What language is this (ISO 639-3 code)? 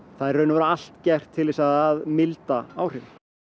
isl